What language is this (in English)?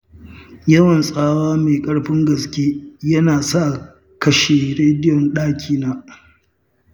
Hausa